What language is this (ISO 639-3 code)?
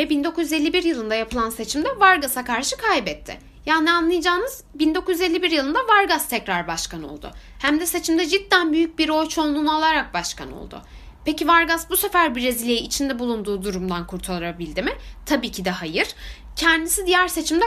tur